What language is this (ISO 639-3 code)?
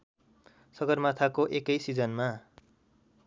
nep